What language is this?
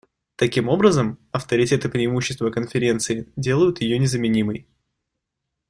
Russian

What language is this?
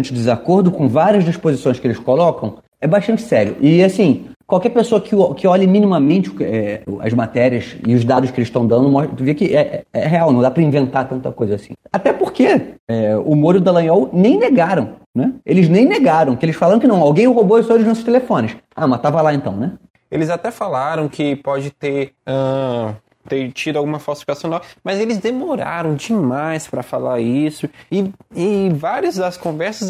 Portuguese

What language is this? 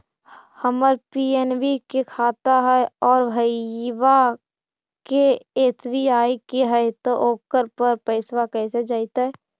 Magahi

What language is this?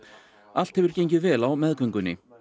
Icelandic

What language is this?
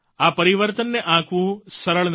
Gujarati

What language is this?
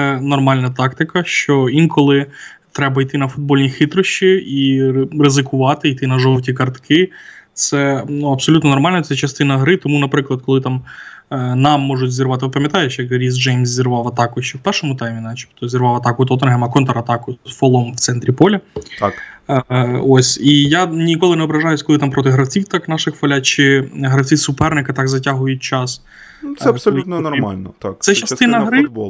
Ukrainian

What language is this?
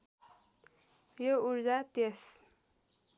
Nepali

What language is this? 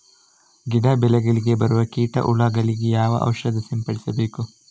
Kannada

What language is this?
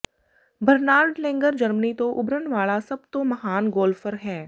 Punjabi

